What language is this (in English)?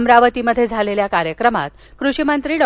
Marathi